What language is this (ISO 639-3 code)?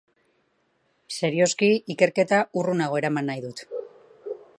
eus